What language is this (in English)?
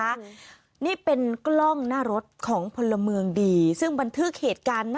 Thai